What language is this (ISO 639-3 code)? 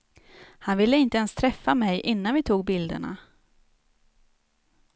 swe